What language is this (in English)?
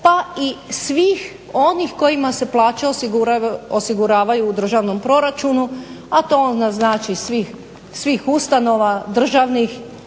Croatian